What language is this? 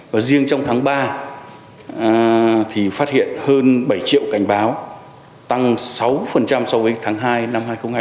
Vietnamese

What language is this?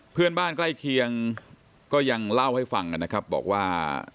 Thai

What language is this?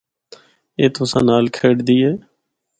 Northern Hindko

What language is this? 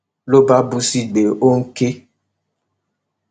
Yoruba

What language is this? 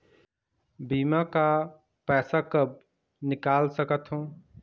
Chhattisgarhi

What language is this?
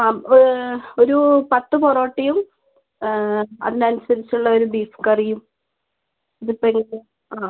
Malayalam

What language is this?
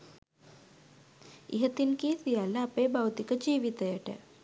Sinhala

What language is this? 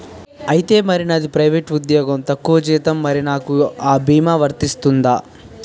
Telugu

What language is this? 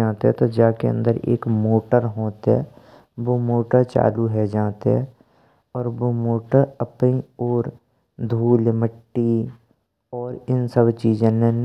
Braj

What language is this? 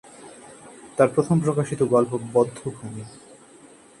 Bangla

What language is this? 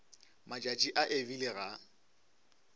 Northern Sotho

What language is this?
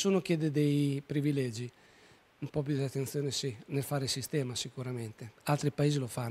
Italian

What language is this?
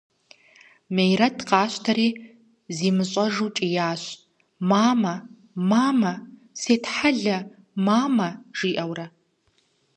Kabardian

